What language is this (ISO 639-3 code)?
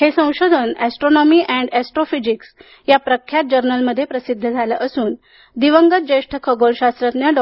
mar